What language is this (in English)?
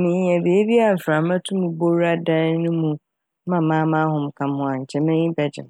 Akan